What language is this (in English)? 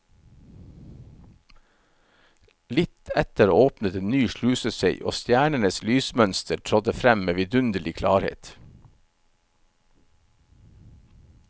Norwegian